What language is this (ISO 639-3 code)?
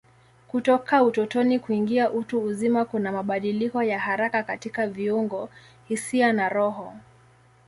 swa